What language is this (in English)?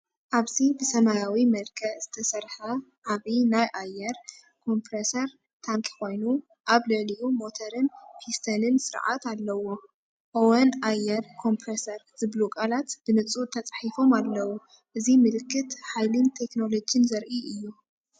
Tigrinya